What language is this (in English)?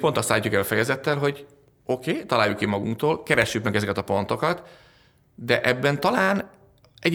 Hungarian